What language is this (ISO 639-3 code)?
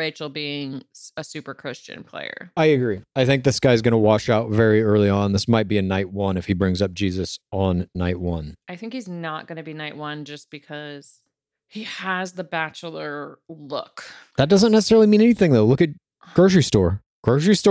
eng